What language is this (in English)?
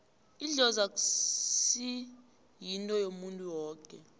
South Ndebele